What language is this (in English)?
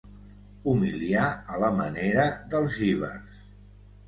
Catalan